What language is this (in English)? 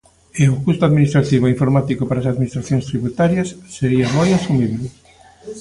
Galician